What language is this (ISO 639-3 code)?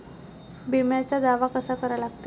mar